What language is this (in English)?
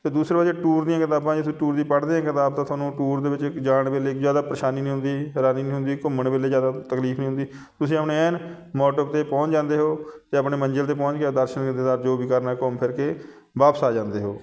Punjabi